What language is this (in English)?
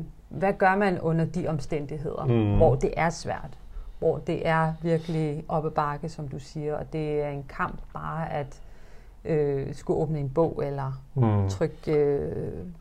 Danish